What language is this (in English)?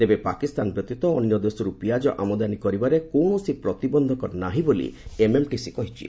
Odia